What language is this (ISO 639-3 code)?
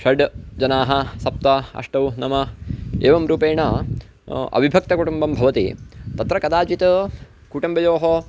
san